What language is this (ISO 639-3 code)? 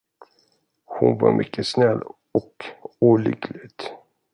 swe